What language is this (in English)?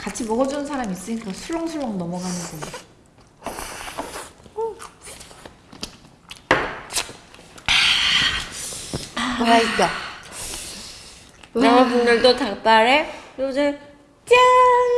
Korean